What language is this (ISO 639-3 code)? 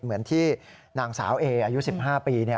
tha